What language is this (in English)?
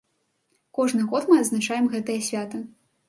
Belarusian